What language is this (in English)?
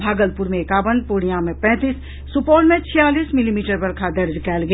Maithili